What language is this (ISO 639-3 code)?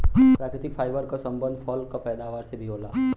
bho